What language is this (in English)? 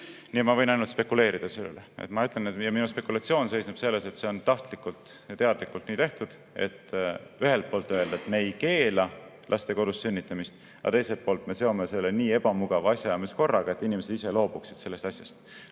Estonian